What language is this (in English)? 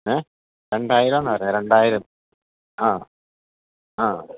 Malayalam